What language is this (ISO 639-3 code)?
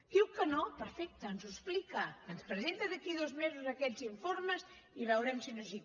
cat